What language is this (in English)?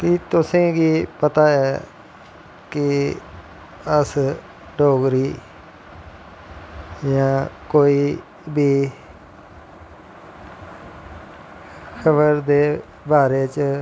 Dogri